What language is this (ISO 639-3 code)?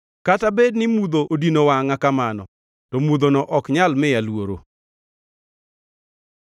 luo